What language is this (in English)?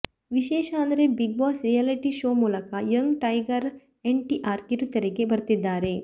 Kannada